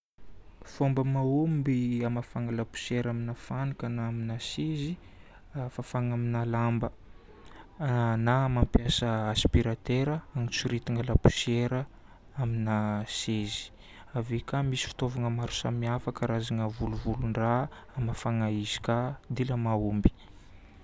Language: Northern Betsimisaraka Malagasy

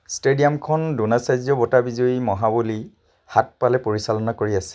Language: Assamese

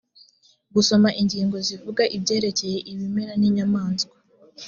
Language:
Kinyarwanda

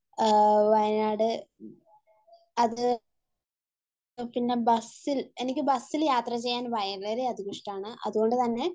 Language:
Malayalam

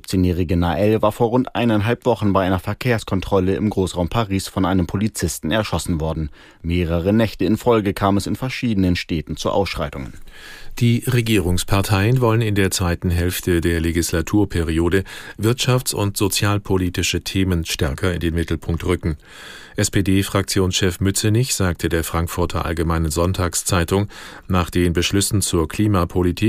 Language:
German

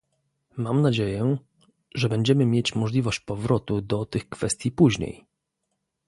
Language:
Polish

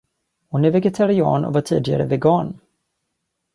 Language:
Swedish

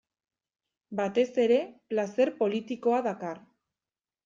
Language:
Basque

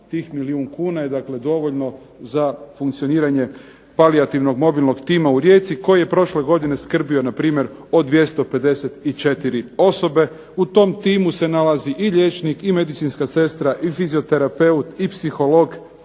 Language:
Croatian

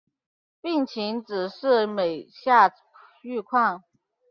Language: Chinese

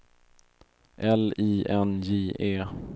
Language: Swedish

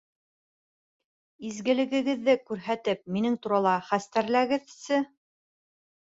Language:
Bashkir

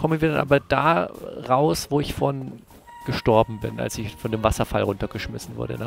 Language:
German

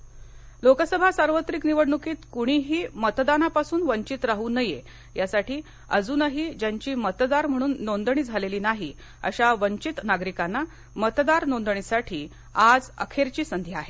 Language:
Marathi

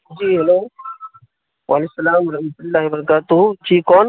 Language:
Urdu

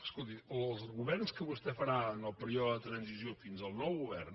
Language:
Catalan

